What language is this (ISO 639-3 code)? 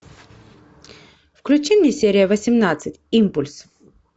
rus